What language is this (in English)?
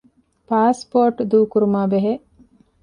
Divehi